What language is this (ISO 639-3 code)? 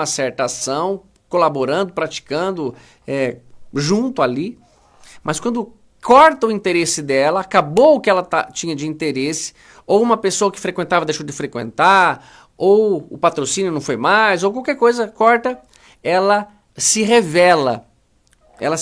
por